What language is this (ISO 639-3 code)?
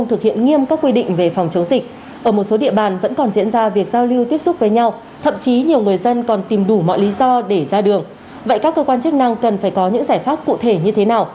vie